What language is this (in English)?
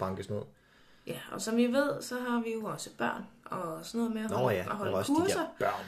Danish